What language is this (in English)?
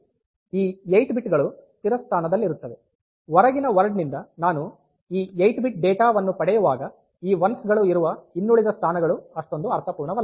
Kannada